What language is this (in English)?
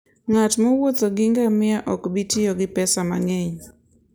Luo (Kenya and Tanzania)